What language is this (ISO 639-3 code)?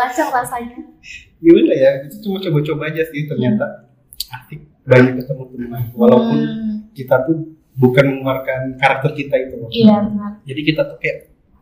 ind